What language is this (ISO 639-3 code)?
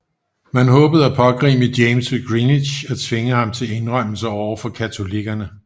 dan